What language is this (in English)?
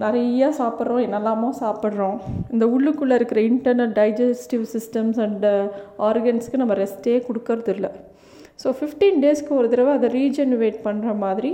Tamil